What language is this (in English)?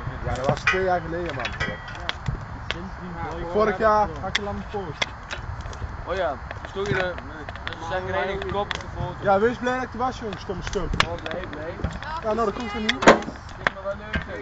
Dutch